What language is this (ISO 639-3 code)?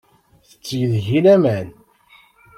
kab